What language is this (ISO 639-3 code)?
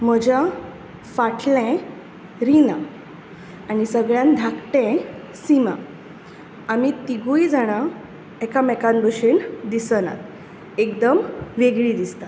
kok